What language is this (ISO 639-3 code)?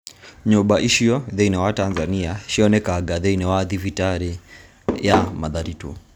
kik